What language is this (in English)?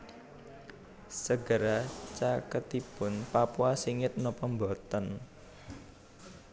Javanese